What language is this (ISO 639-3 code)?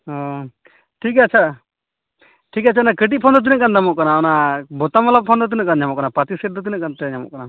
sat